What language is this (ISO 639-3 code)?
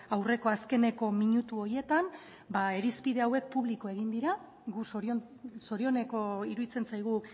eus